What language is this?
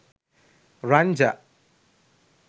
Sinhala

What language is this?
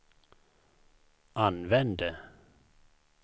Swedish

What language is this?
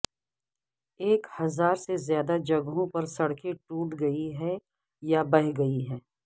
Urdu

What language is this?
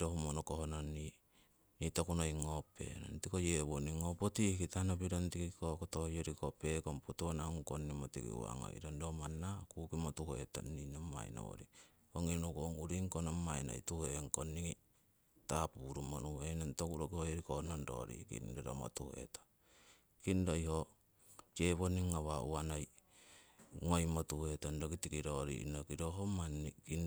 Siwai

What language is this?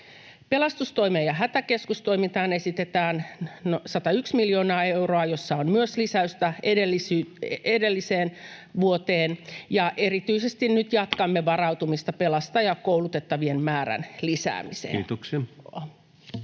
Finnish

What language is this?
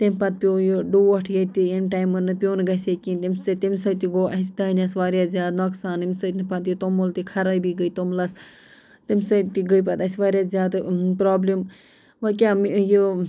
Kashmiri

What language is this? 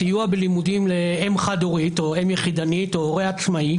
Hebrew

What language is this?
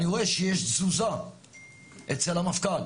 Hebrew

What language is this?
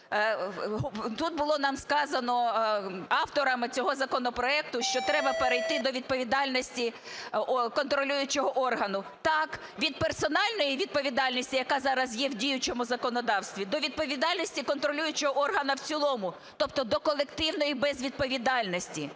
Ukrainian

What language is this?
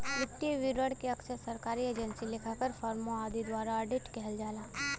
Bhojpuri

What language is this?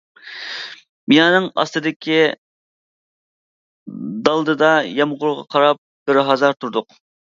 Uyghur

